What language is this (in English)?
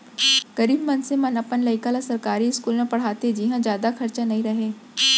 Chhattisgarhi